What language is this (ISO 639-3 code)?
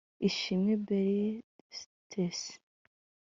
kin